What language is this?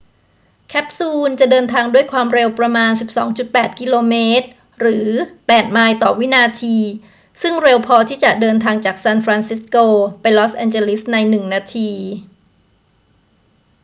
Thai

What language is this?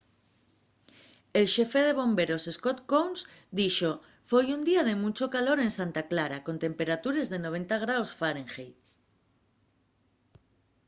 Asturian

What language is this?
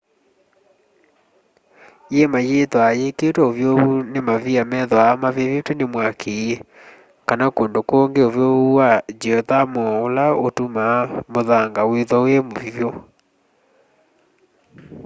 Kamba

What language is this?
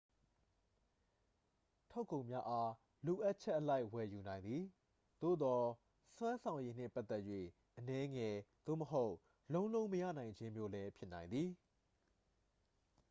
Burmese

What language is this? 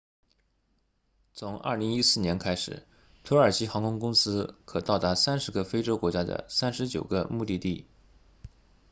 Chinese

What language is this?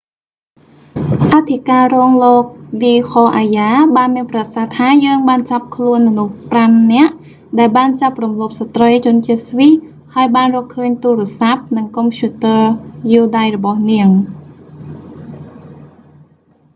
Khmer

